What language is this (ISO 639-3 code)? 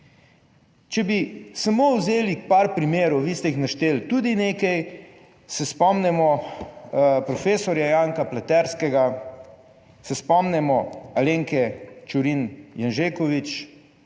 slv